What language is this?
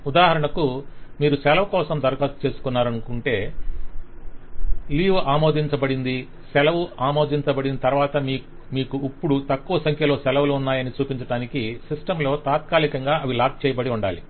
Telugu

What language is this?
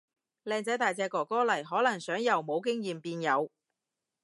Cantonese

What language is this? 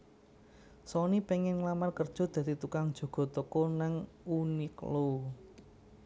Javanese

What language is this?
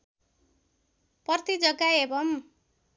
Nepali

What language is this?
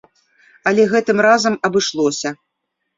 Belarusian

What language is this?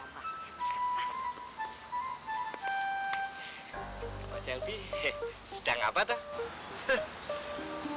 Indonesian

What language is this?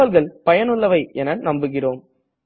Tamil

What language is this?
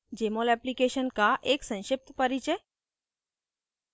Hindi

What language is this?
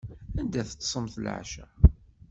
Kabyle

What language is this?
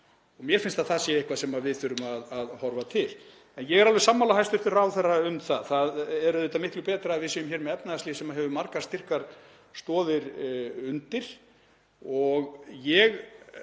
Icelandic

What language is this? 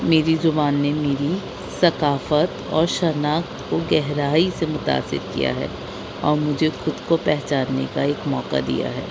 Urdu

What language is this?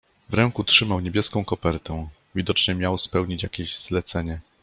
Polish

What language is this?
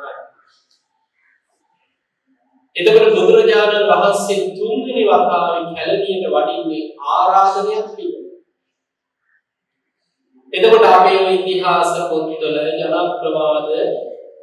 Arabic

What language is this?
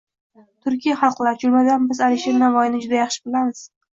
Uzbek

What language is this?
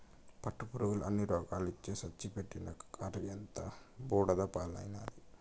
Telugu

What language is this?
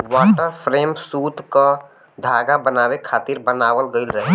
Bhojpuri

